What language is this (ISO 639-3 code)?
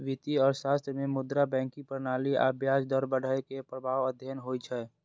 mai